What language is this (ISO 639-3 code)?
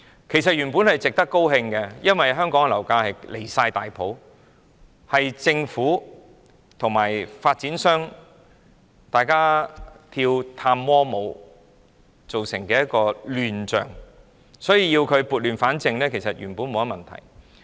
yue